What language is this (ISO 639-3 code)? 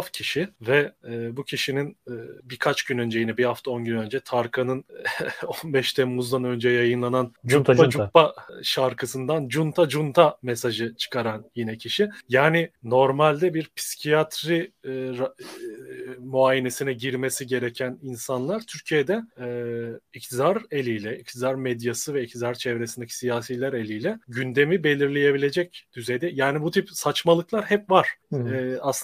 tur